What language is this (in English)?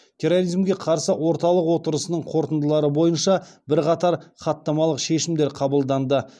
Kazakh